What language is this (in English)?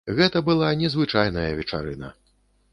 Belarusian